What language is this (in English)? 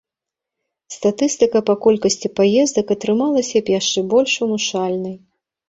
Belarusian